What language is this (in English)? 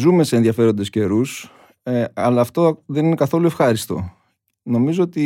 Greek